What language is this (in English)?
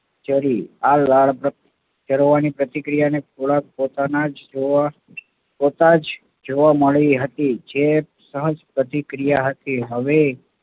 Gujarati